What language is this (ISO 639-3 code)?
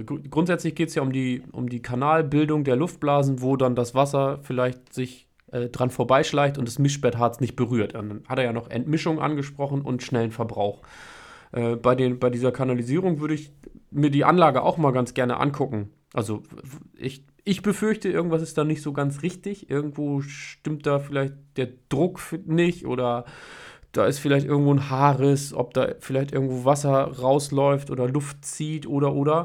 deu